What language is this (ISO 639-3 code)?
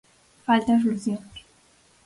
glg